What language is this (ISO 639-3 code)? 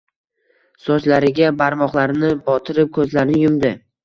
uzb